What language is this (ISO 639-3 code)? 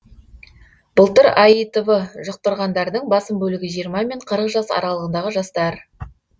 kaz